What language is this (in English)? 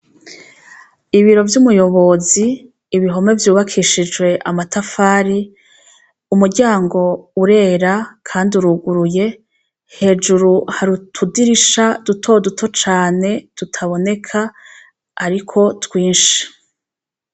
Rundi